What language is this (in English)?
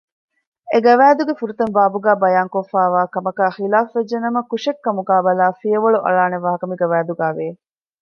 Divehi